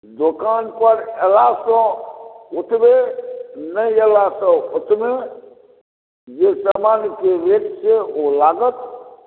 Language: Maithili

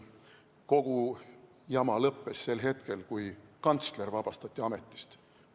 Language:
Estonian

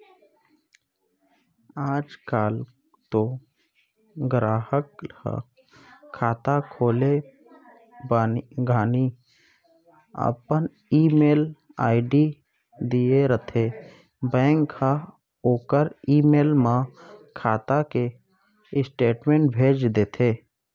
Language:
Chhattisgarhi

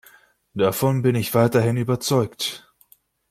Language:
German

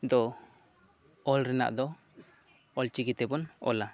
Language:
Santali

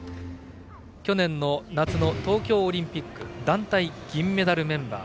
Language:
Japanese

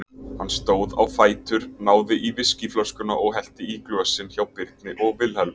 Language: Icelandic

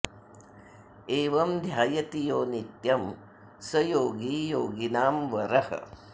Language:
Sanskrit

